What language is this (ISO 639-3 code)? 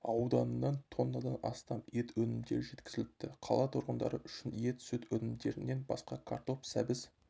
kaz